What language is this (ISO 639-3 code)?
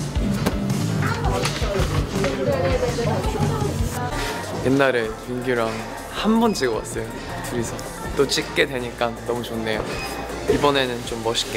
kor